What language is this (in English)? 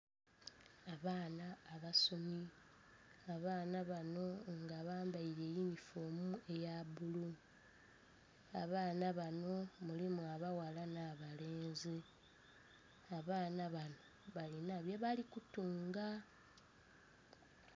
Soga